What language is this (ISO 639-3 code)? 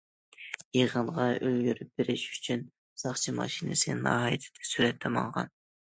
uig